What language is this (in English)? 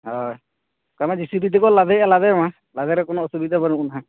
Santali